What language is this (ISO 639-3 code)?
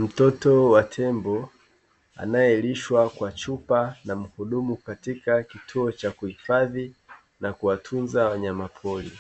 swa